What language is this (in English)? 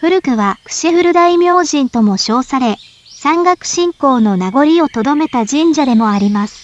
Japanese